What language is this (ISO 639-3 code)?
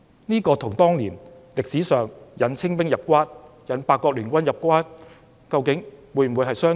yue